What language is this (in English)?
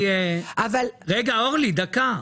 Hebrew